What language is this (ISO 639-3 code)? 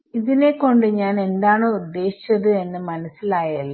mal